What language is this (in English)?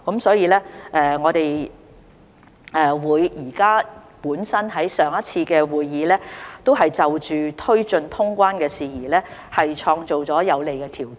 Cantonese